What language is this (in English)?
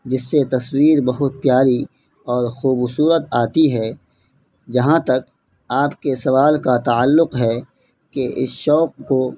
Urdu